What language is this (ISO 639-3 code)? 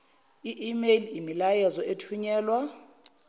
zul